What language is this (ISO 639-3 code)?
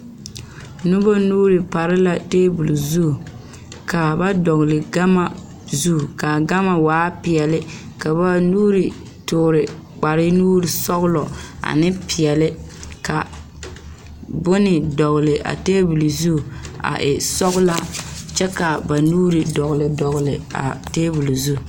dga